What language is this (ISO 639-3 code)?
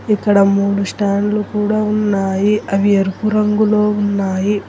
tel